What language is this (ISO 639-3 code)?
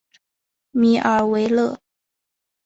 zho